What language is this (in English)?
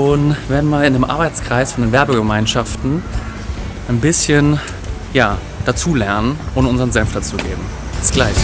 German